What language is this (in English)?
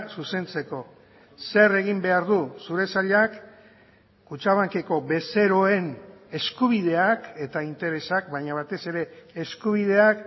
Basque